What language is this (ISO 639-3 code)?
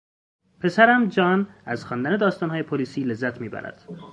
fas